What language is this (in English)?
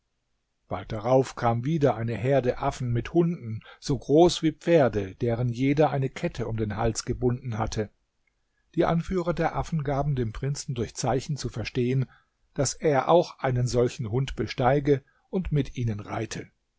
German